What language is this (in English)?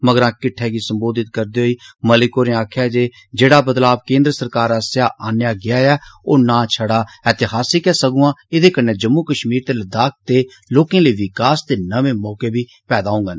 Dogri